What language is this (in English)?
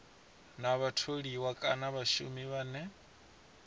Venda